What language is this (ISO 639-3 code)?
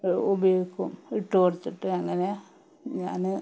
mal